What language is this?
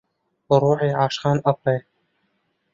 Central Kurdish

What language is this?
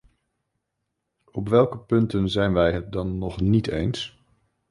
Dutch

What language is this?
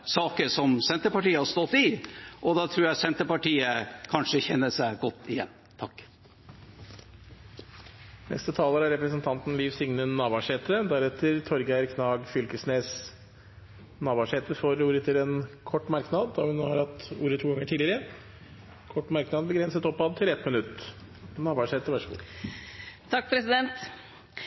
Norwegian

